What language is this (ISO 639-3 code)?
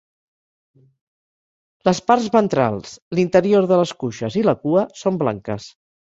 cat